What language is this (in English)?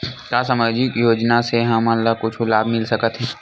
Chhattisgarhi